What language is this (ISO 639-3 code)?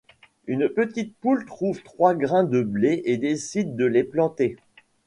fra